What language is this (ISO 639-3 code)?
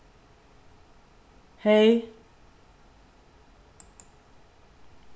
fao